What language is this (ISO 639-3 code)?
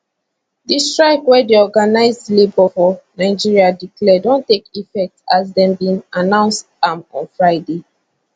pcm